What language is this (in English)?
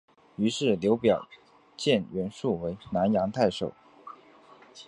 Chinese